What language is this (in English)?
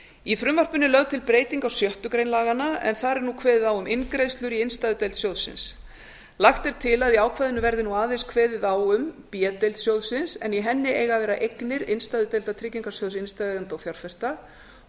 Icelandic